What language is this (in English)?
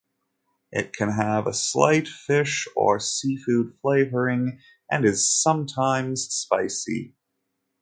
English